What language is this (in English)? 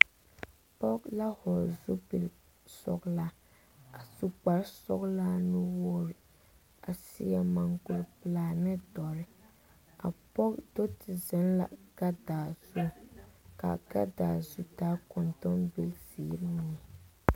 Southern Dagaare